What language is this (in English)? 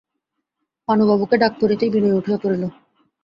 Bangla